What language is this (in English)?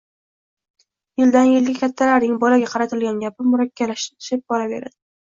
Uzbek